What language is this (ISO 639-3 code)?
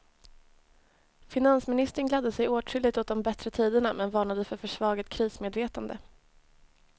swe